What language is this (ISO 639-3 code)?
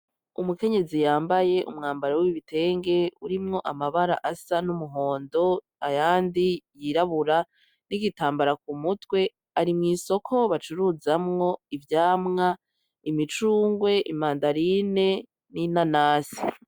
run